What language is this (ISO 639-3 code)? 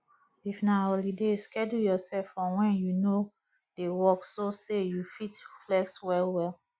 pcm